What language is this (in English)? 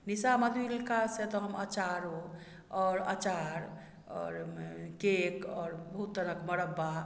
Maithili